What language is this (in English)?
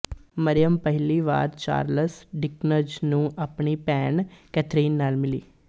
Punjabi